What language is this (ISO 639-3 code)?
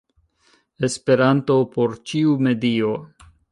epo